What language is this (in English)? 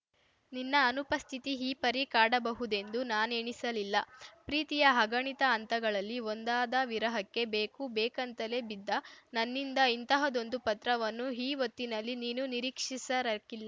Kannada